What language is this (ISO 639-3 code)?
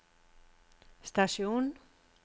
nor